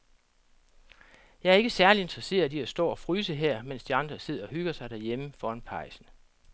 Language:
Danish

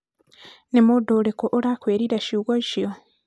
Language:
Kikuyu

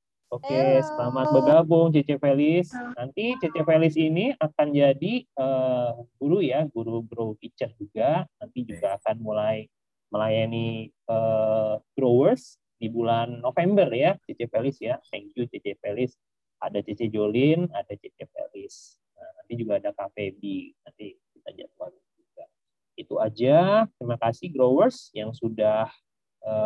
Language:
Indonesian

